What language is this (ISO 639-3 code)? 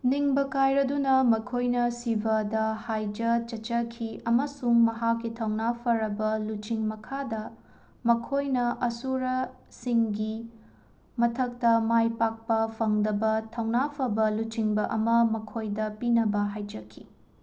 mni